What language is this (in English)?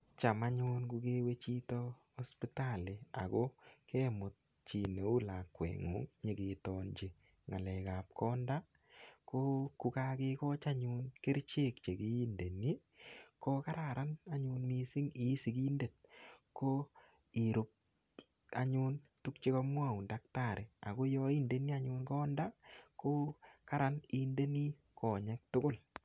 Kalenjin